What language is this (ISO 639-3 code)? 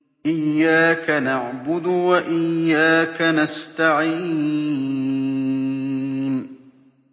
ara